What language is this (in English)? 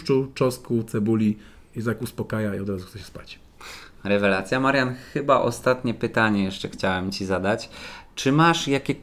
Polish